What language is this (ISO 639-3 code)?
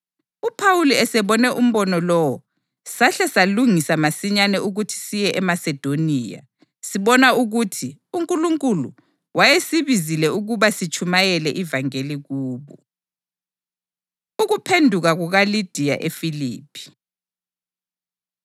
nde